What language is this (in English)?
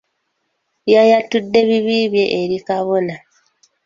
Ganda